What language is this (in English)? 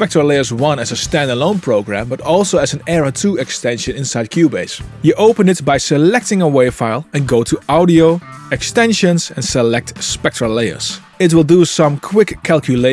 English